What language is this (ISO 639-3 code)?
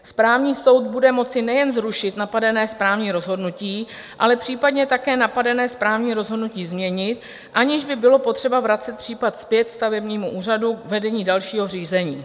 ces